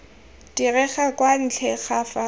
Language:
Tswana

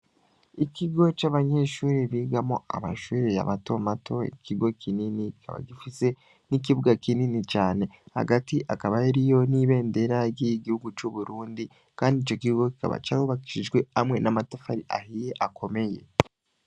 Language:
Rundi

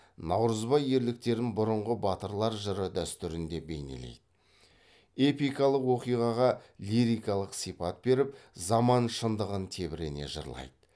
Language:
Kazakh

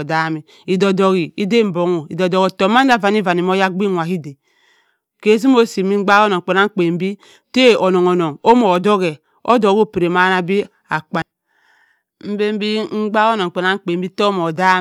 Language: Cross River Mbembe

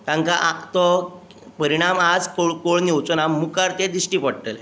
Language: Konkani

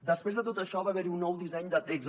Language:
Catalan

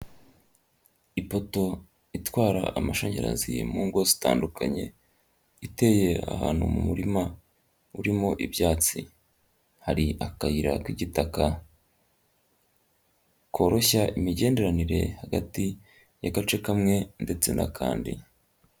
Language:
Kinyarwanda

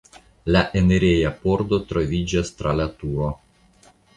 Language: Esperanto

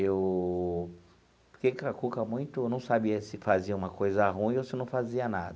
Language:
Portuguese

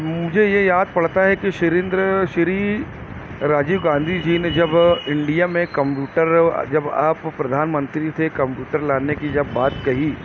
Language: Urdu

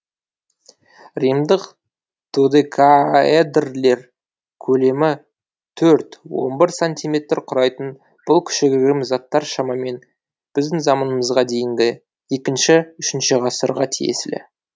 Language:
Kazakh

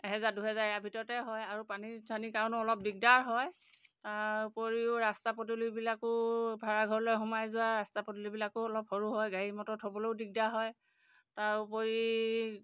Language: Assamese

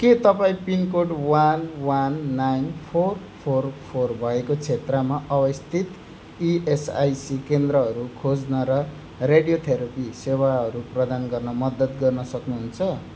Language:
Nepali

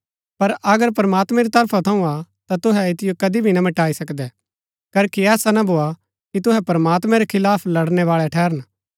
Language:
Gaddi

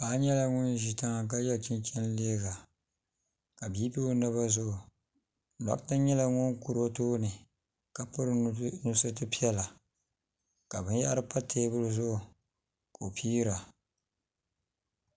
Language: Dagbani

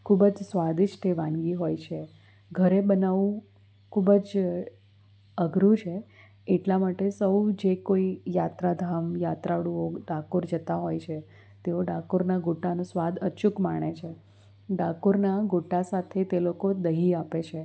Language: Gujarati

